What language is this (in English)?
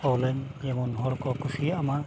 Santali